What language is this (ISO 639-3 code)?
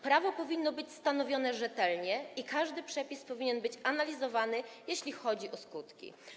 pol